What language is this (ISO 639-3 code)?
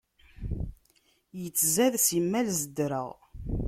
kab